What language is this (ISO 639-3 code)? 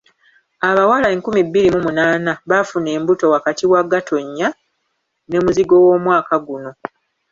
lug